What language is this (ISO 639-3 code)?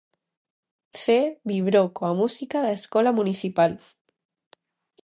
glg